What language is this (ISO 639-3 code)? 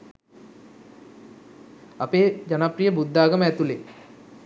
sin